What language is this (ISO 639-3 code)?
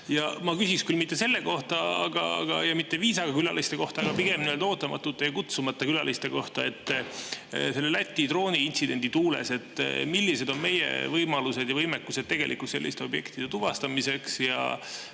est